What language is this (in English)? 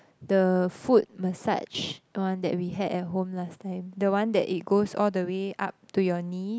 English